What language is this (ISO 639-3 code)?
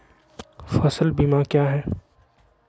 mag